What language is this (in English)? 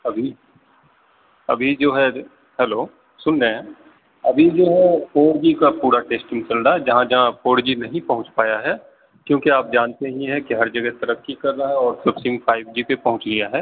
Urdu